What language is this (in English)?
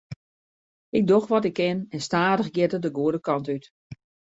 Western Frisian